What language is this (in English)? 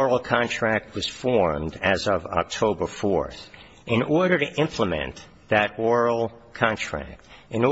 English